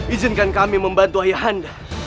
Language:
Indonesian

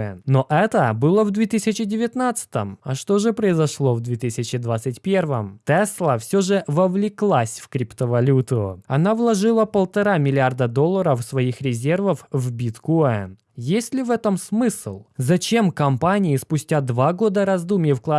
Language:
Russian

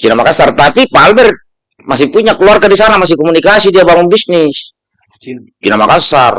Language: Indonesian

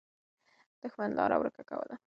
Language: Pashto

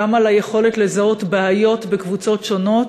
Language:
Hebrew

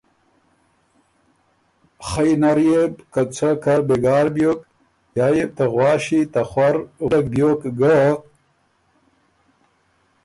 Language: Ormuri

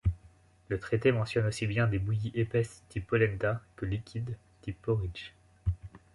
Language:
French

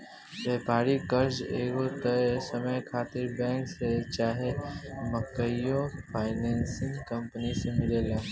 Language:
Bhojpuri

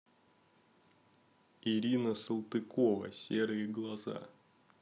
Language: Russian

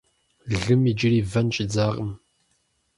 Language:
Kabardian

